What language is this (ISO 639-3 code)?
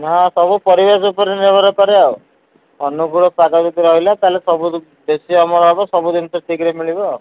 ori